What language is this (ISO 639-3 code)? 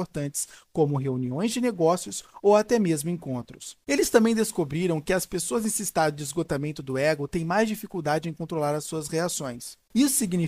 por